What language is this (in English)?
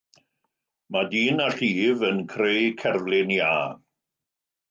Welsh